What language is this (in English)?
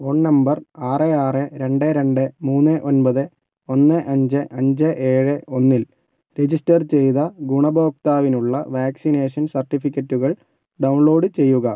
Malayalam